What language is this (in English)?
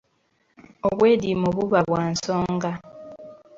Ganda